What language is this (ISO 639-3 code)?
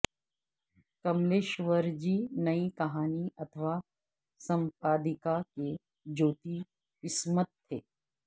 urd